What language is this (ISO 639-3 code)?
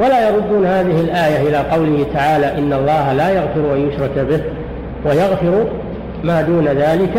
ara